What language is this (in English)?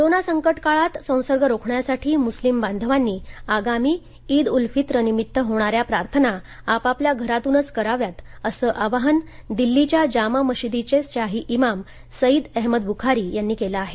Marathi